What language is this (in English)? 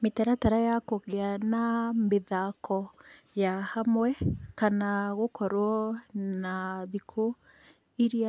Kikuyu